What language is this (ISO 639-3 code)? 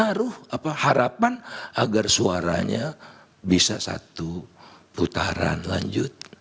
ind